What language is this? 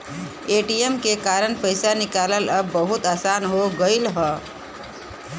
Bhojpuri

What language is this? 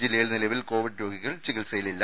Malayalam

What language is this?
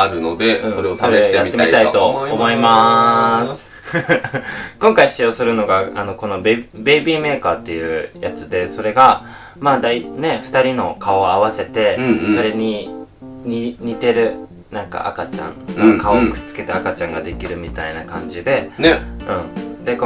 Japanese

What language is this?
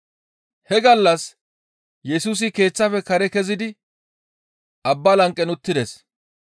Gamo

